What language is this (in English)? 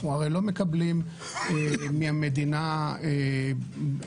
Hebrew